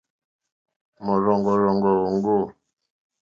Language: Mokpwe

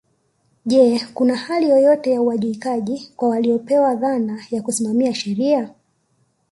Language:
Swahili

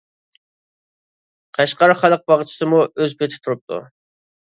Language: Uyghur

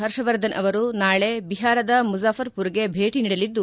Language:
Kannada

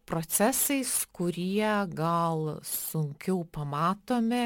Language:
Lithuanian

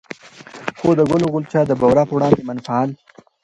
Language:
Pashto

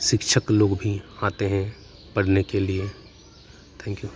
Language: Hindi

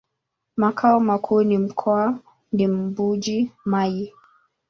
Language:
Swahili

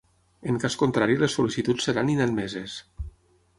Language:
Catalan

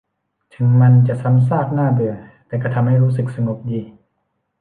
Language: Thai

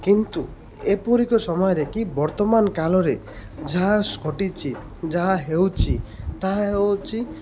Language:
Odia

